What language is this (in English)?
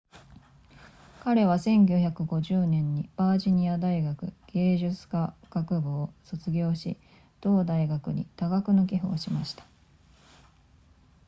Japanese